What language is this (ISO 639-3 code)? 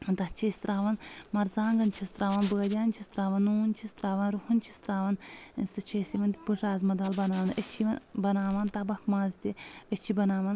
kas